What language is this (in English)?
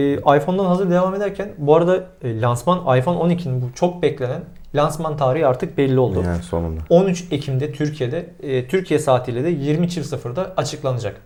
Turkish